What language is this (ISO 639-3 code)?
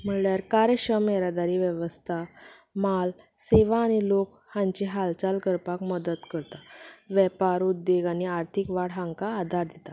kok